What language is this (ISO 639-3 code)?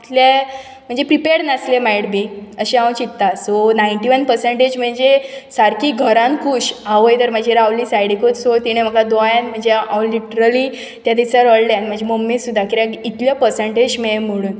kok